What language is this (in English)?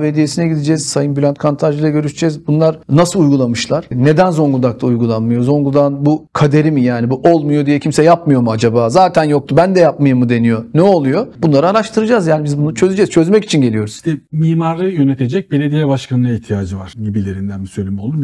Turkish